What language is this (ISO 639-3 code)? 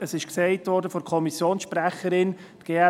gsw